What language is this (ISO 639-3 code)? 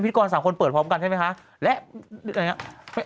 tha